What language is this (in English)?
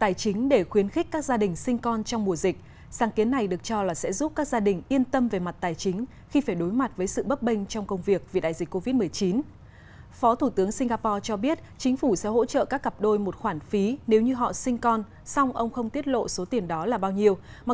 Vietnamese